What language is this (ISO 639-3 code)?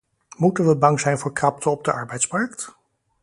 nld